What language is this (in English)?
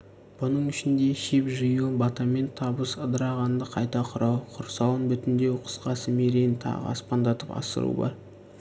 Kazakh